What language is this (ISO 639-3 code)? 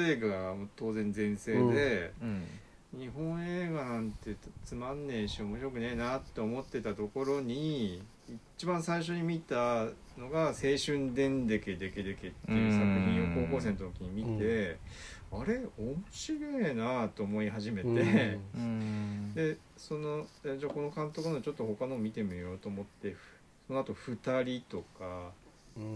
jpn